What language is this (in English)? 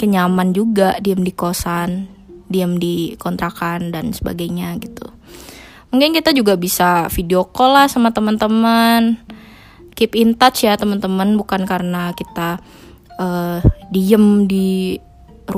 Indonesian